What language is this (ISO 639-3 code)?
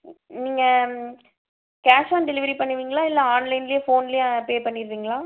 tam